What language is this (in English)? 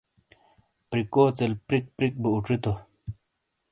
Shina